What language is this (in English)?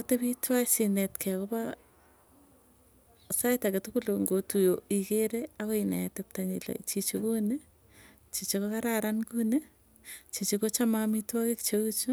Tugen